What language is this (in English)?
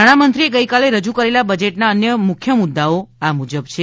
Gujarati